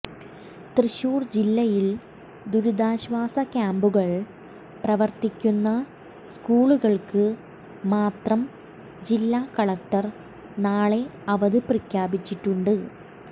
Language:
Malayalam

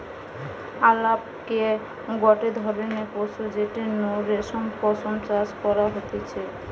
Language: Bangla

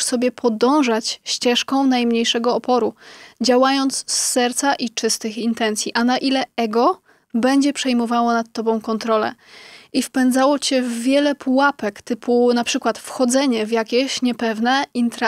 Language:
Polish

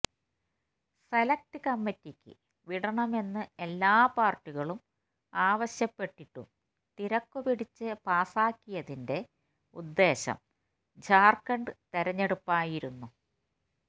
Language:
Malayalam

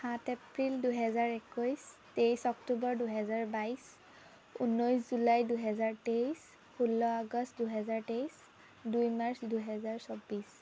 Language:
Assamese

